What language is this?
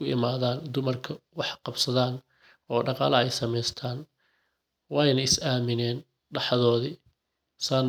Somali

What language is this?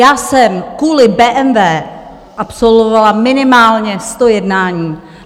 Czech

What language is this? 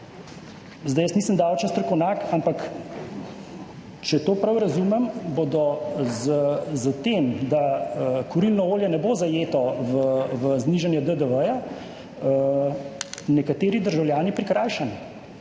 Slovenian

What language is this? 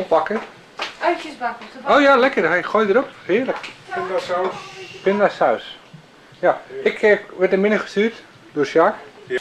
Dutch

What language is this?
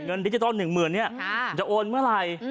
Thai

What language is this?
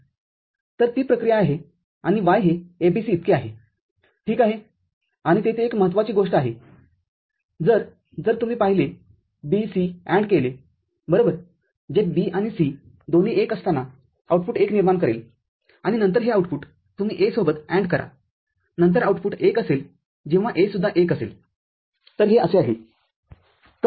Marathi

